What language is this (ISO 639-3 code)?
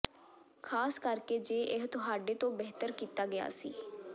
pan